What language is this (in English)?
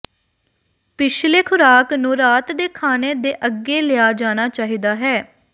Punjabi